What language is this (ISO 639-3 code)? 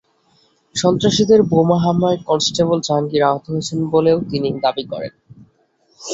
ben